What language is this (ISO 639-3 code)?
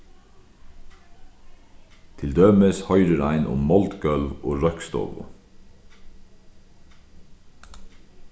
fao